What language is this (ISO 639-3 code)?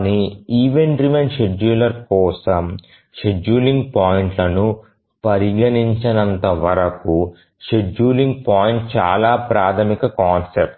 tel